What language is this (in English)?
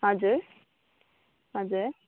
Nepali